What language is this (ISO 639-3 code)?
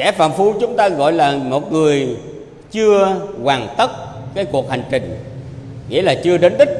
vie